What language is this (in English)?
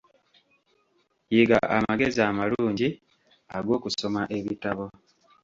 Ganda